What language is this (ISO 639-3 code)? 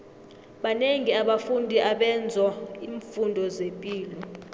nbl